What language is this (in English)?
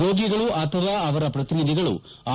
Kannada